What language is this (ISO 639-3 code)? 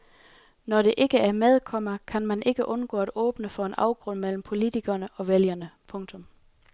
dan